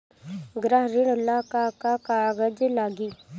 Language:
Bhojpuri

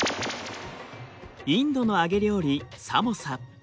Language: Japanese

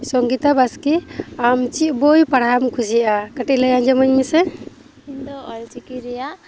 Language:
Santali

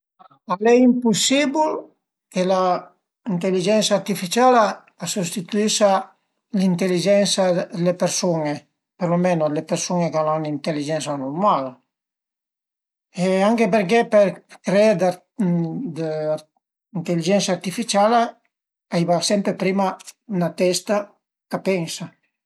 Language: Piedmontese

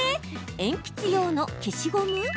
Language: Japanese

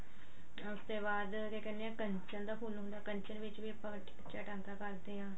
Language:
Punjabi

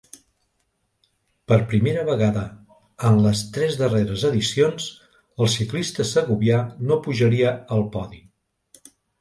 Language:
Catalan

